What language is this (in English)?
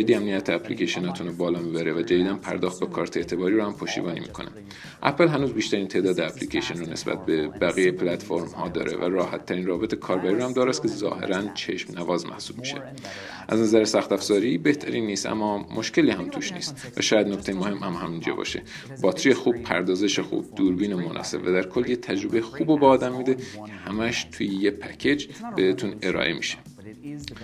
Persian